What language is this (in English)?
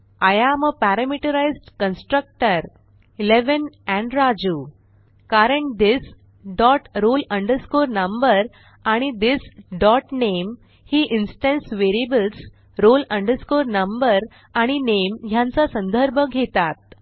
Marathi